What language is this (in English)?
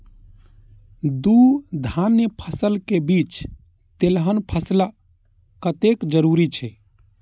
Maithili